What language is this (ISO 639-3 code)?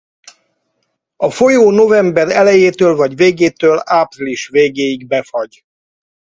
hun